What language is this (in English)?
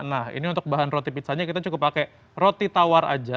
Indonesian